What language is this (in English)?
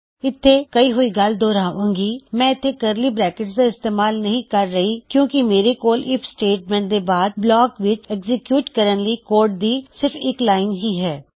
Punjabi